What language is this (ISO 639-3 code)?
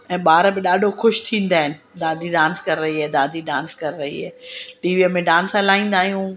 snd